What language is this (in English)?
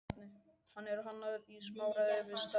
Icelandic